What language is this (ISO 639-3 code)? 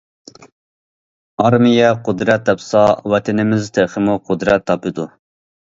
uig